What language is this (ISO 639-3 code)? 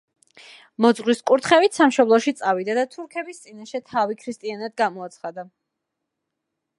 kat